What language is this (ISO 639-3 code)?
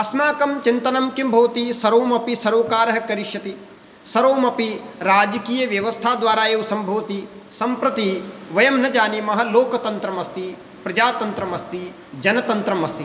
san